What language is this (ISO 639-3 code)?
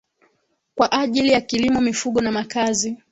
swa